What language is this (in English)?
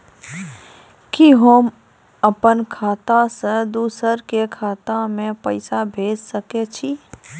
Maithili